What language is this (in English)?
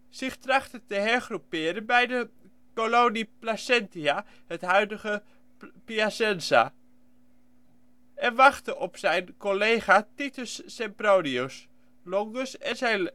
Dutch